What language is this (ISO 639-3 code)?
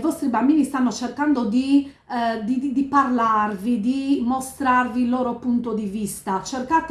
ita